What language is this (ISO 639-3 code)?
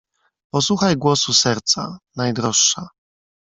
pol